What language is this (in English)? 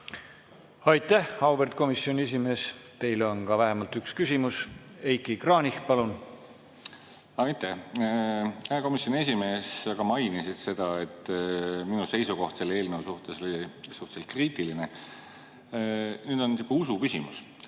Estonian